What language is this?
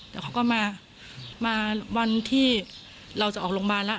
Thai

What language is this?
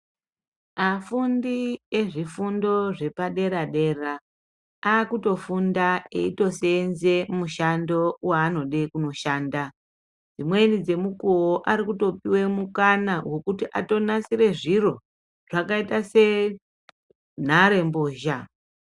Ndau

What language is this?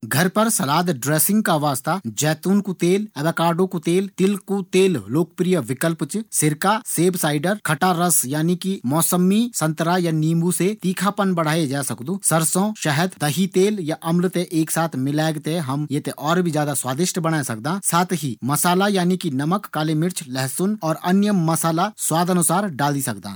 Garhwali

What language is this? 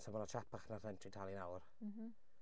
Welsh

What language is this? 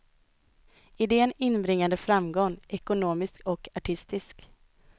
Swedish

